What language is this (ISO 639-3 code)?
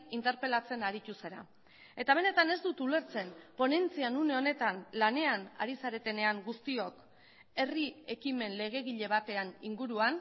eus